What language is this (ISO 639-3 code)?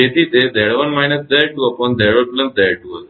guj